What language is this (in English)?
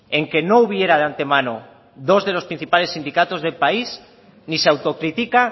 Spanish